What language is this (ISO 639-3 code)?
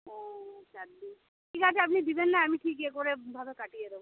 ben